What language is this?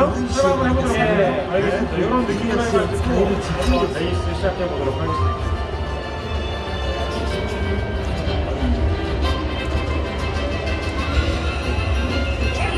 Korean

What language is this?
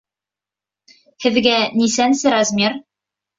Bashkir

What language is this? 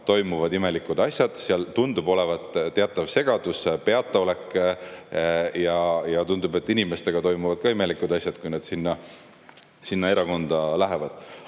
Estonian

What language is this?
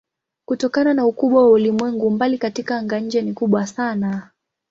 Swahili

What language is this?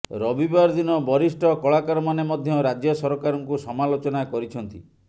Odia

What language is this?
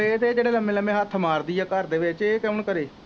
Punjabi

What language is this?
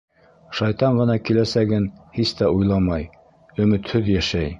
Bashkir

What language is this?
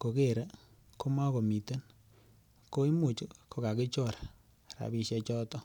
Kalenjin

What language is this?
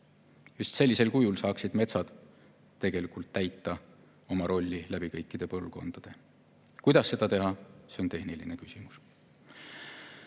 Estonian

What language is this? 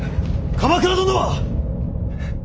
Japanese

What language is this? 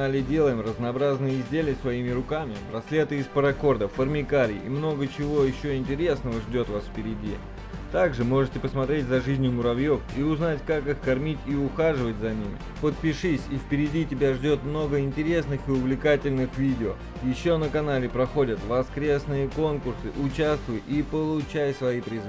Russian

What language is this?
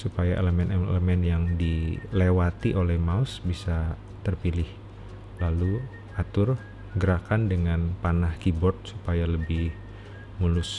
Indonesian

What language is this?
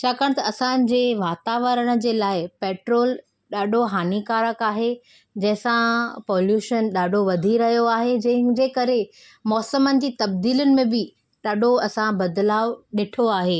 Sindhi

